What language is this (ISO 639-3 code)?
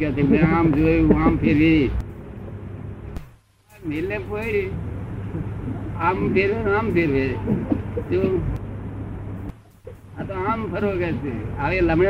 guj